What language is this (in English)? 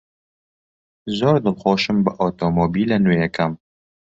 Central Kurdish